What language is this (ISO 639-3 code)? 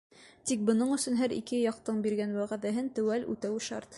bak